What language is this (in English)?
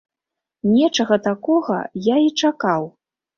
Belarusian